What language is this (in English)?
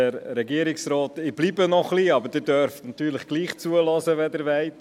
Swiss German